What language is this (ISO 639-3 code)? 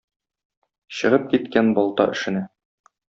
tat